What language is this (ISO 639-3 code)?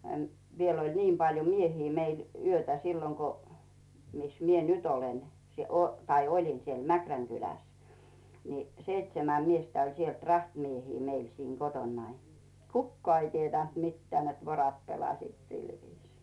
fin